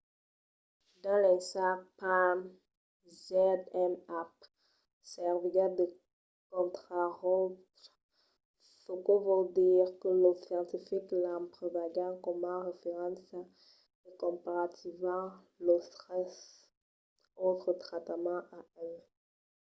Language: Occitan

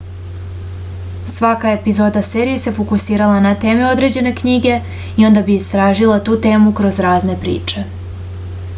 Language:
Serbian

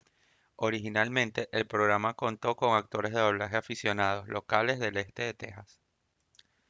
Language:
Spanish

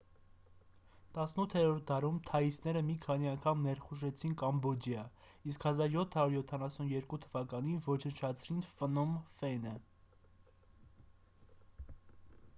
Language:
Armenian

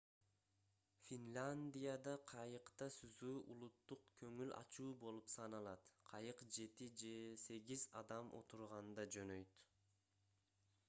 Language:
Kyrgyz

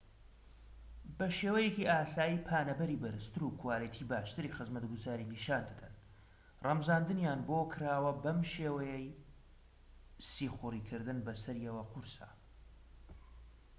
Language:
Central Kurdish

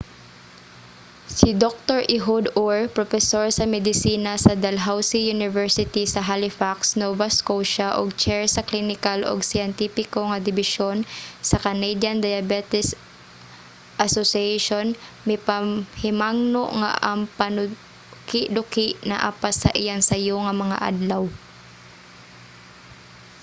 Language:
Cebuano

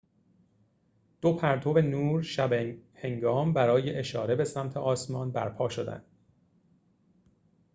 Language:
Persian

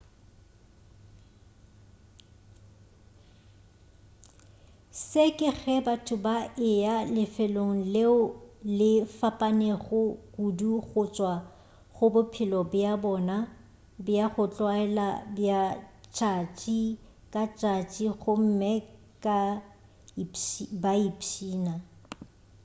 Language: Northern Sotho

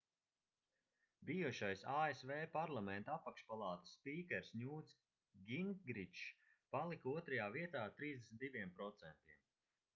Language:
Latvian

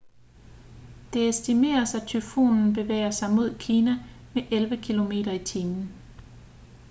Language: Danish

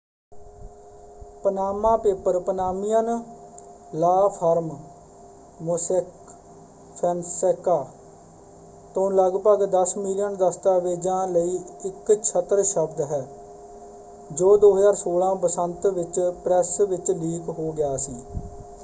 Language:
Punjabi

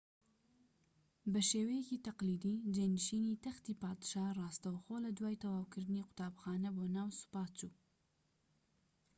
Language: Central Kurdish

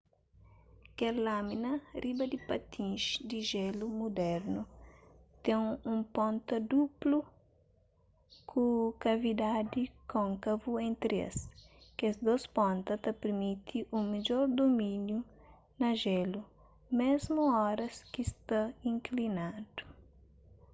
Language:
Kabuverdianu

